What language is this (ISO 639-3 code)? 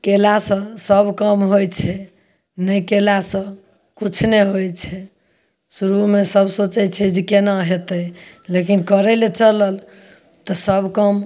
mai